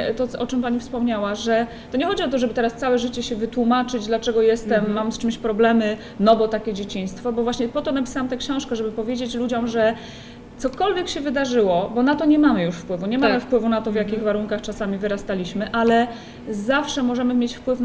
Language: Polish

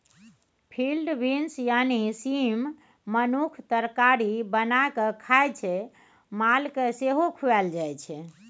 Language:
Maithili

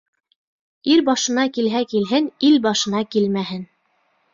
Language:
Bashkir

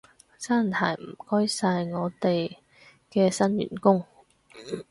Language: Cantonese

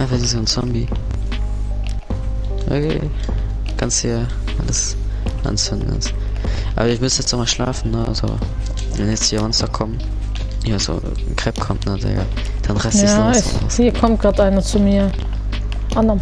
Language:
German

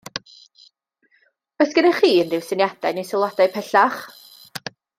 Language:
Welsh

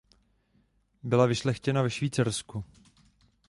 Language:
Czech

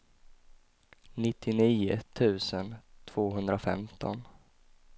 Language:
Swedish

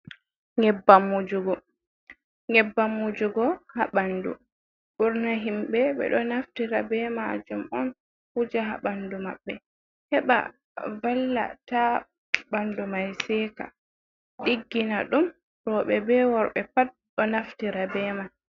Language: Fula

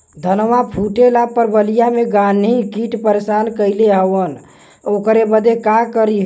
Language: Bhojpuri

